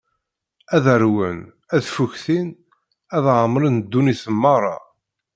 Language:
Kabyle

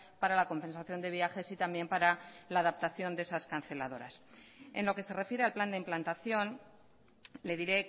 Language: Spanish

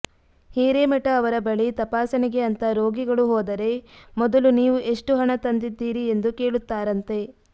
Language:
Kannada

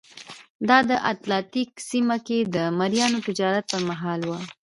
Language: Pashto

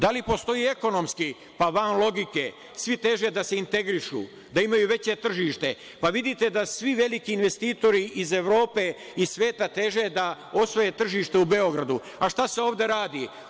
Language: Serbian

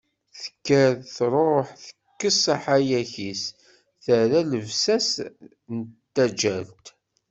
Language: Kabyle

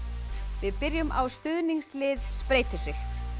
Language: Icelandic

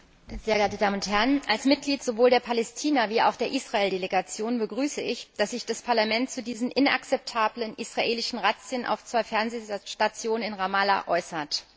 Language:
German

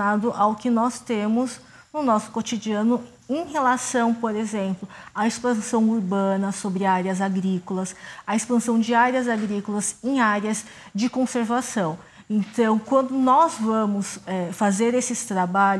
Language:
Portuguese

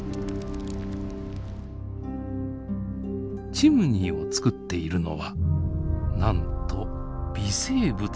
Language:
Japanese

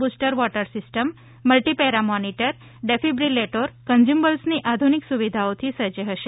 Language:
Gujarati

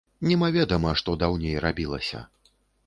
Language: Belarusian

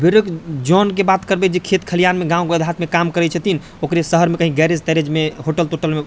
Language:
Maithili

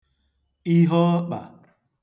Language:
Igbo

